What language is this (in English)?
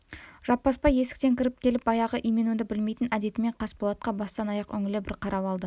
Kazakh